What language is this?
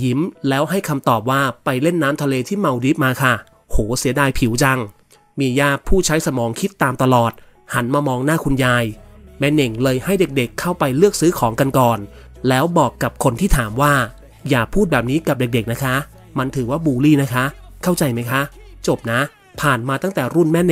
Thai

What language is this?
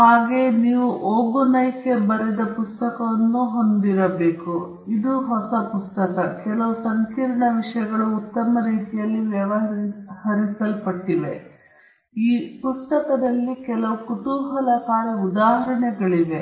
Kannada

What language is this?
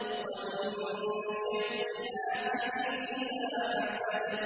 Arabic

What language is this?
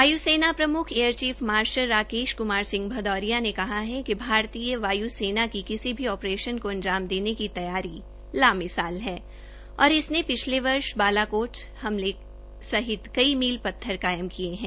Hindi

